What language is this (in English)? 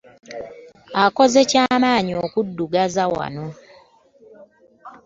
Ganda